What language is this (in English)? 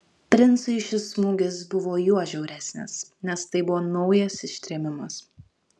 Lithuanian